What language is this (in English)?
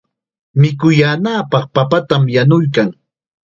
Chiquián Ancash Quechua